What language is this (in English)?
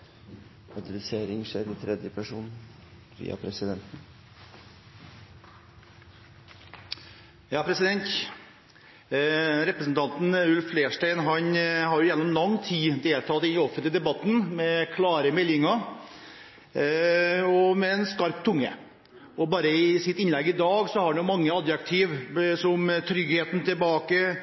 Norwegian Bokmål